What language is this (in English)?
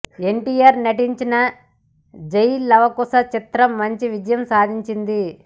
Telugu